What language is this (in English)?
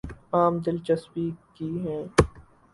Urdu